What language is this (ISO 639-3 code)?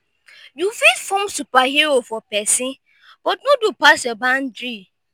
pcm